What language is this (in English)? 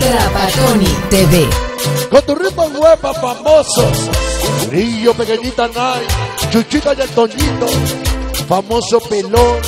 Spanish